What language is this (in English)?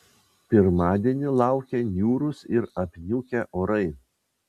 Lithuanian